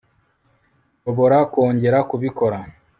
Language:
Kinyarwanda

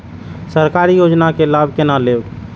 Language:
Maithili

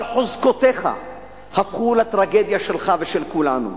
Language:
Hebrew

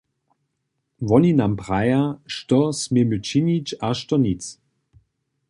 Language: Upper Sorbian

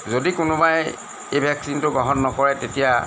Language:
Assamese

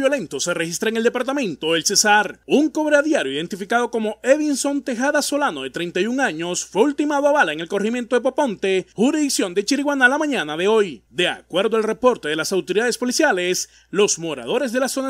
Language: Spanish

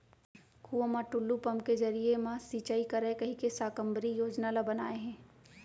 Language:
Chhattisgarhi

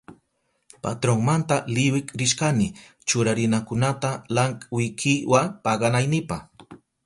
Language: Southern Pastaza Quechua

